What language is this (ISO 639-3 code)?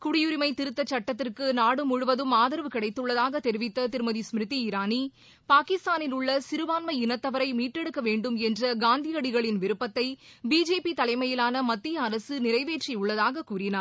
tam